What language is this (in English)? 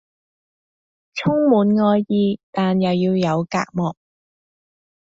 Cantonese